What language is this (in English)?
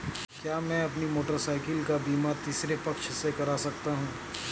Hindi